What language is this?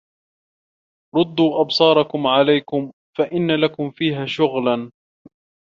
Arabic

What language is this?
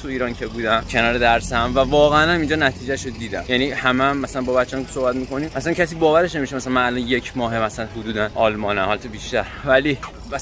Persian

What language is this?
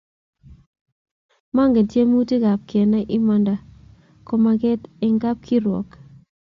Kalenjin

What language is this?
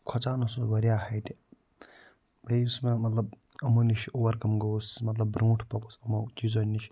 Kashmiri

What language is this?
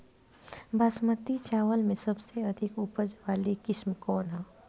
Bhojpuri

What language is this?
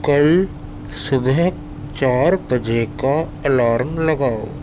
Urdu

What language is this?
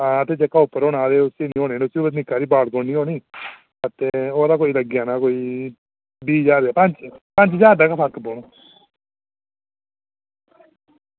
Dogri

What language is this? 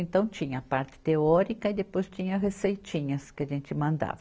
Portuguese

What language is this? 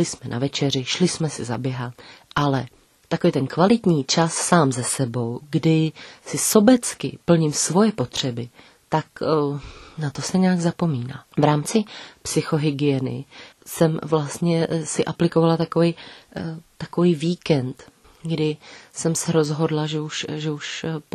Czech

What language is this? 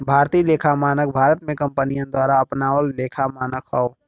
Bhojpuri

